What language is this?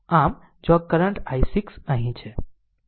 Gujarati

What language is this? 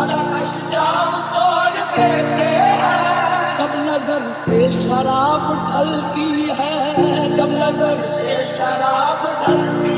Hindi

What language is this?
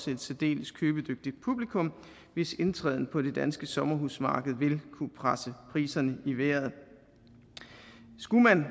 Danish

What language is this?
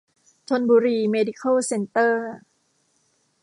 Thai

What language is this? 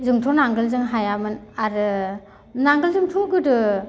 Bodo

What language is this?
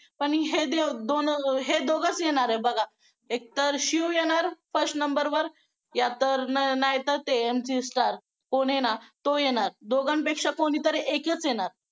Marathi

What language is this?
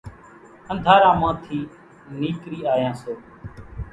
Kachi Koli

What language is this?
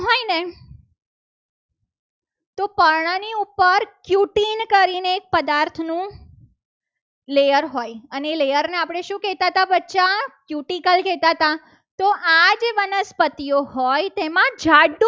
Gujarati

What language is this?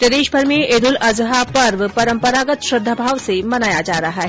Hindi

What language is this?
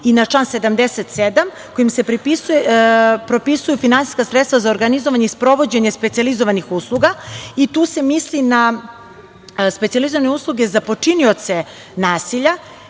Serbian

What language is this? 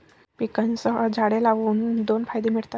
Marathi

